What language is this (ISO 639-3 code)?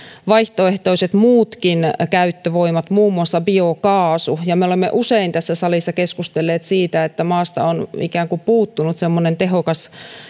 fin